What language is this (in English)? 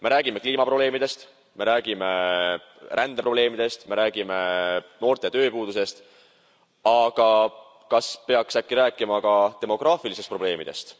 Estonian